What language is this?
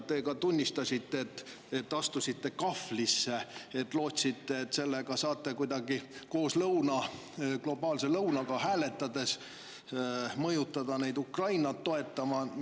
Estonian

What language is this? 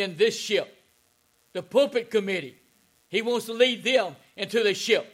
English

